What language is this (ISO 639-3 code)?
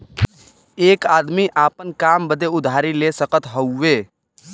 bho